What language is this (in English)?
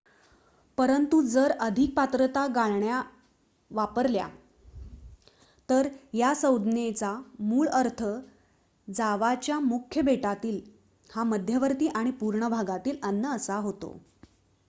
Marathi